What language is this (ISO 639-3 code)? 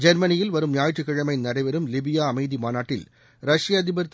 tam